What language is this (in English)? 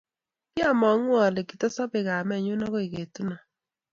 Kalenjin